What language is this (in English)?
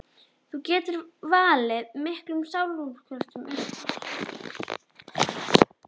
Icelandic